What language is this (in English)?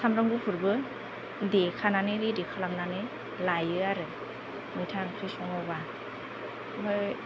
Bodo